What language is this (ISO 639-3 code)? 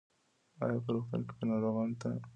pus